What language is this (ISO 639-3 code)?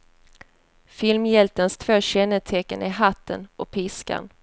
swe